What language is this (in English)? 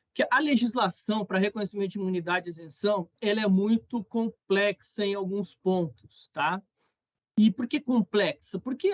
Portuguese